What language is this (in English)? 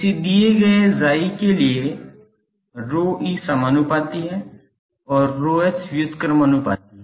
Hindi